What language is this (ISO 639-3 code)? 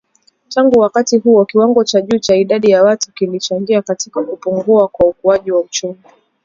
swa